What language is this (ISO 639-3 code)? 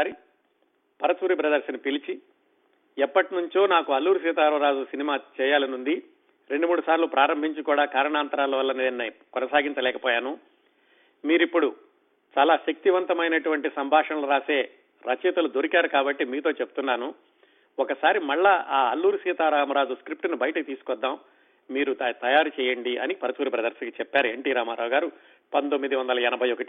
tel